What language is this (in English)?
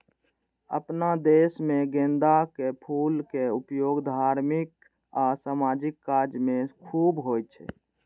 Maithili